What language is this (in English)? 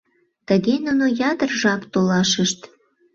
Mari